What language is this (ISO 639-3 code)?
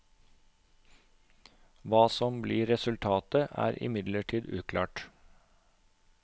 nor